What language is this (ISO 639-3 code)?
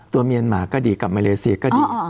tha